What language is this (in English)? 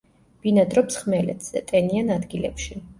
Georgian